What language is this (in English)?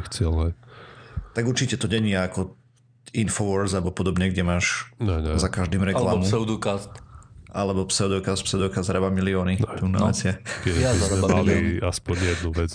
Slovak